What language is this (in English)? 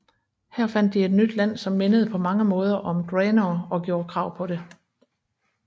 Danish